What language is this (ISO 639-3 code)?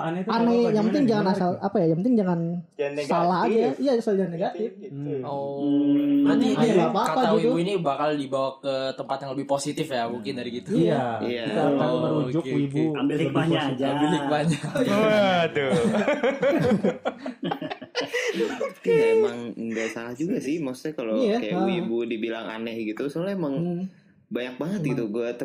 ind